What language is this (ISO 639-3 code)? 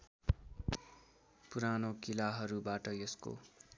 nep